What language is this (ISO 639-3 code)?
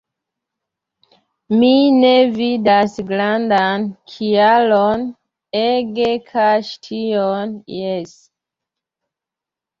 epo